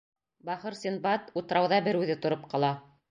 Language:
Bashkir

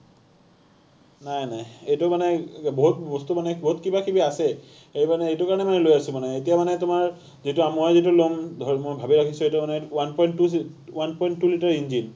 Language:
Assamese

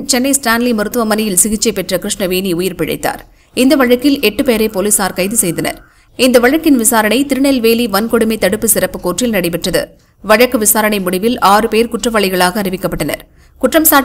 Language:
Romanian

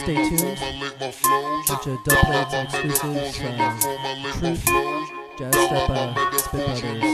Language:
English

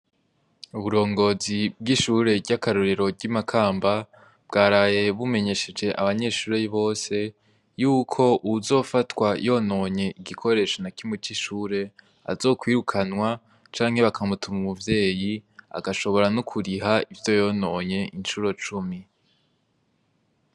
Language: Rundi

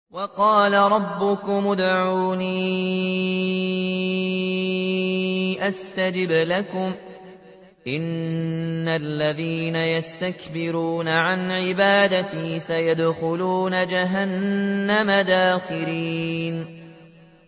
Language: Arabic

